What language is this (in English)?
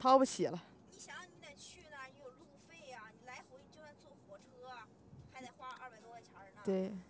Chinese